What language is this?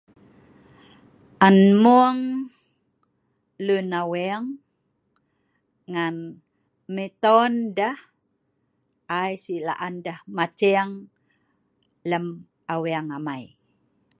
Sa'ban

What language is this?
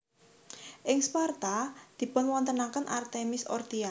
Javanese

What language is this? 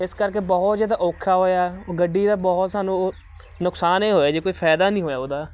Punjabi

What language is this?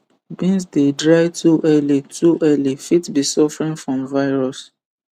Nigerian Pidgin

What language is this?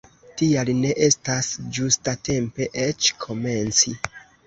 Esperanto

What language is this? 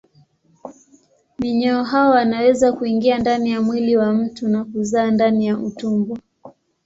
Swahili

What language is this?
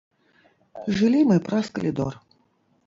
Belarusian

